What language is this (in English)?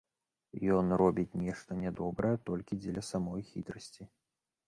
Belarusian